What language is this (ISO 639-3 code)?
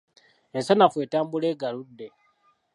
lug